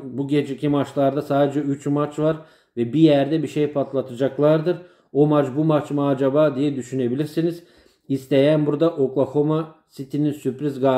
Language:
Turkish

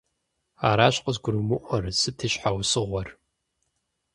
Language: Kabardian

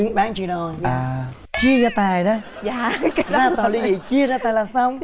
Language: Vietnamese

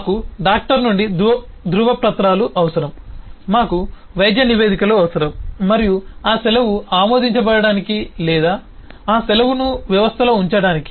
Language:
Telugu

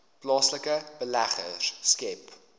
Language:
Afrikaans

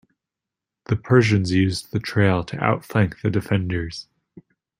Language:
English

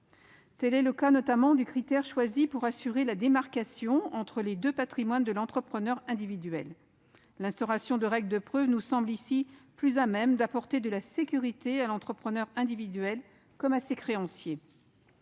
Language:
French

